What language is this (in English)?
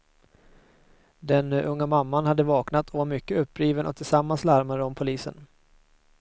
Swedish